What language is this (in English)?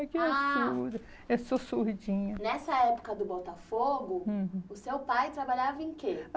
Portuguese